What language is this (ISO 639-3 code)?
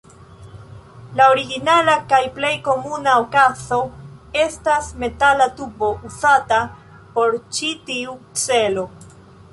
epo